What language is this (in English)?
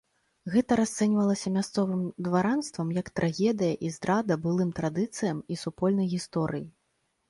Belarusian